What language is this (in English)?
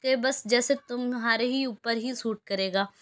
Urdu